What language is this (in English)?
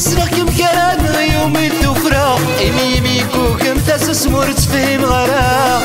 Arabic